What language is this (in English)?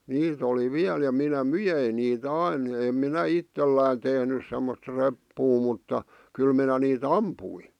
Finnish